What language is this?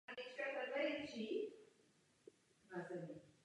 Czech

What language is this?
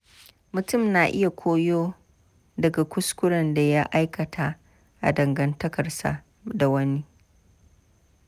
Hausa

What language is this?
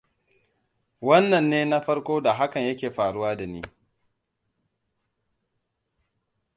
Hausa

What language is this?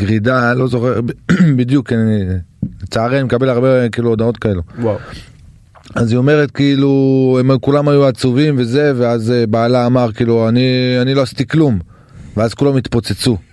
Hebrew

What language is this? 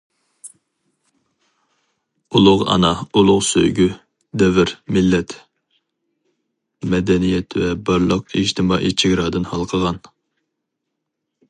Uyghur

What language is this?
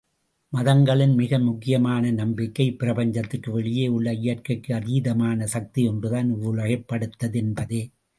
Tamil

